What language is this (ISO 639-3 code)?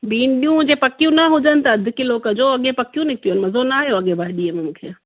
snd